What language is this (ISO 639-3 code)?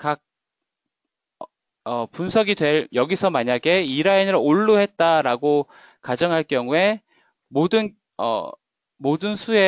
kor